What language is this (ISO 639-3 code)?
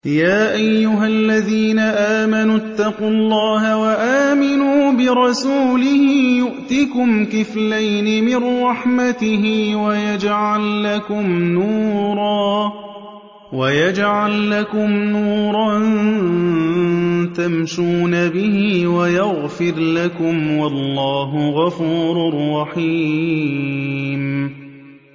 ara